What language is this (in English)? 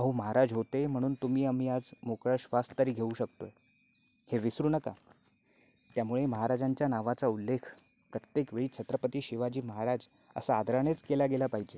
Marathi